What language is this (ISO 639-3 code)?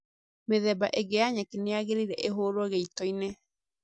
kik